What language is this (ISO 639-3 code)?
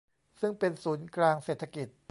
tha